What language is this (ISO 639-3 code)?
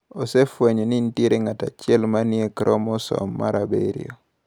luo